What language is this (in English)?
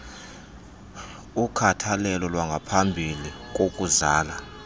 Xhosa